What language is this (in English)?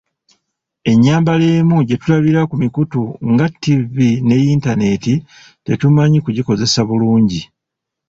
Ganda